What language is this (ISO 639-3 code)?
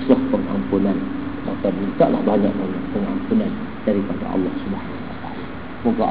msa